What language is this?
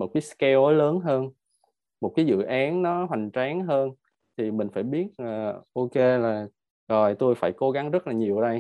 Vietnamese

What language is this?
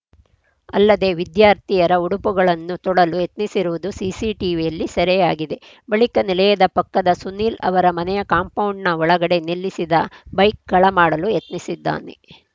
Kannada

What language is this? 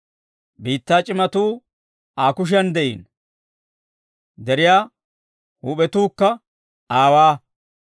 Dawro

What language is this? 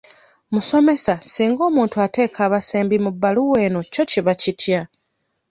Ganda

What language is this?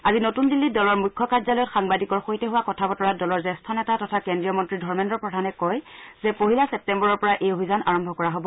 Assamese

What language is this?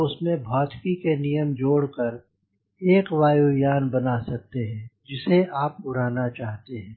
Hindi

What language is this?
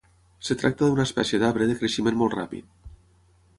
Catalan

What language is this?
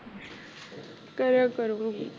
Punjabi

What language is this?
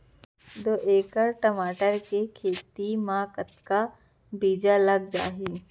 Chhattisgarhi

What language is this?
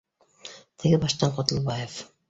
Bashkir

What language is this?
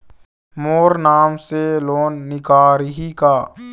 Chhattisgarhi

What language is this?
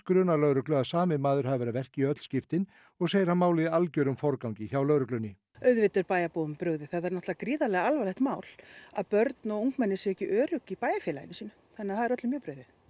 Icelandic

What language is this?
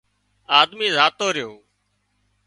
Wadiyara Koli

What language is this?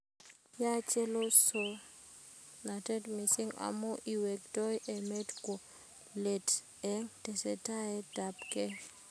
Kalenjin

